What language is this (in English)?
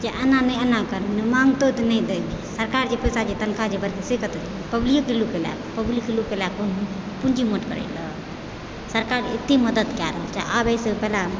Maithili